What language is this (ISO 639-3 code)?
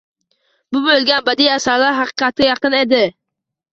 uzb